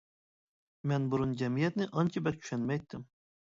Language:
Uyghur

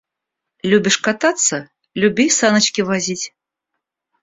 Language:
Russian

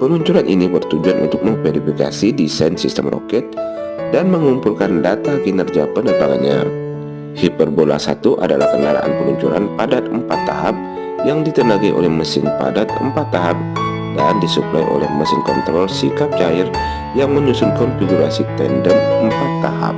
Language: Indonesian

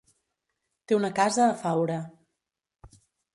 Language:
Catalan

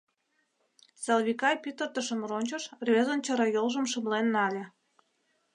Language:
Mari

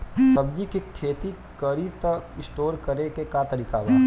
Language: Bhojpuri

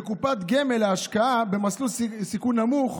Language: Hebrew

